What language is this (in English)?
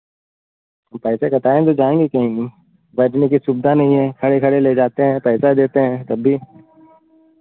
Hindi